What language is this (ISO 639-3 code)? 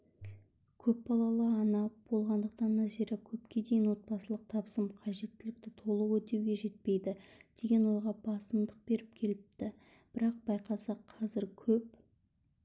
kaz